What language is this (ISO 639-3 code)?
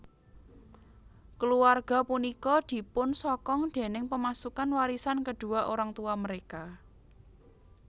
jav